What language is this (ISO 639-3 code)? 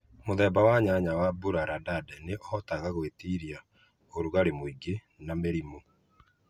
kik